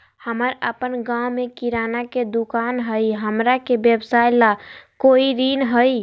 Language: Magahi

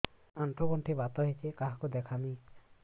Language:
Odia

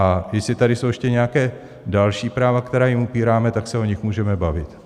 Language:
Czech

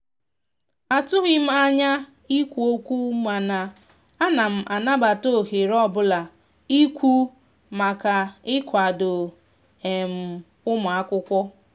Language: Igbo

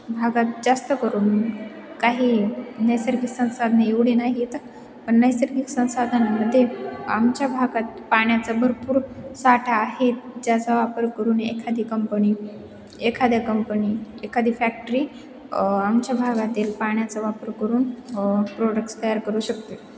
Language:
Marathi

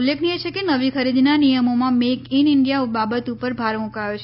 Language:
Gujarati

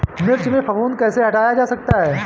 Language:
Hindi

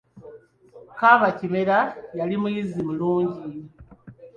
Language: Ganda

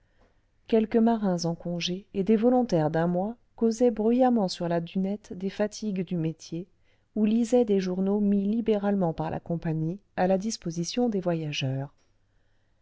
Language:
French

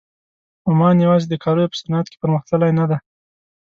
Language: Pashto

